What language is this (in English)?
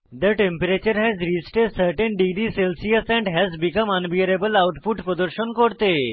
Bangla